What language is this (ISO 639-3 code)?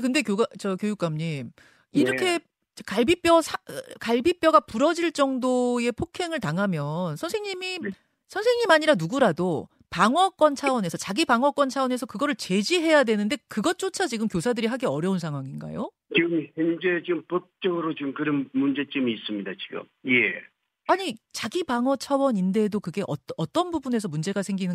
kor